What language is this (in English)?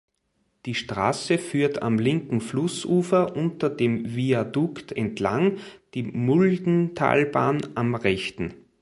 German